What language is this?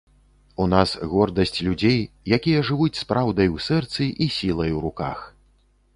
Belarusian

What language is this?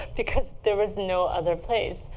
English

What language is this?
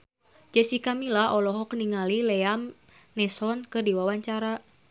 Sundanese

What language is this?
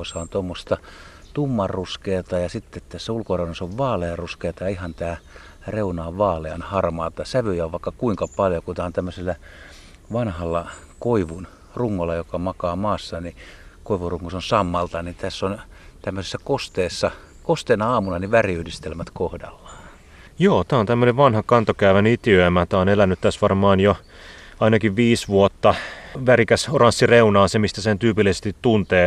Finnish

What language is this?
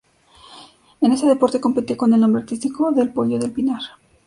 Spanish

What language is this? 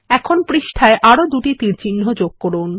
Bangla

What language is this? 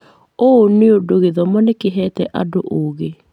Kikuyu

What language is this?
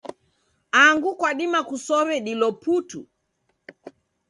Taita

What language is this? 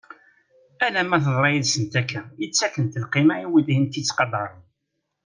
Kabyle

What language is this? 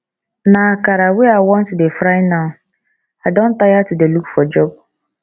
Nigerian Pidgin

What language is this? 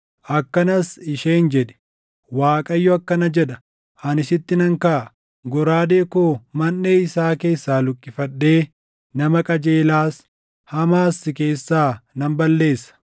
Oromo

